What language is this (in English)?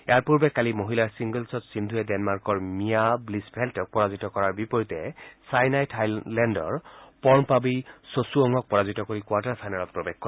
Assamese